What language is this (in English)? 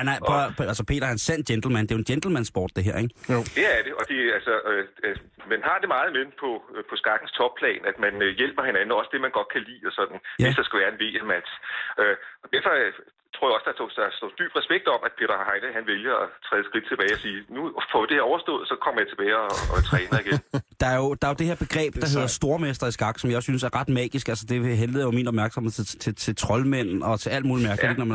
Danish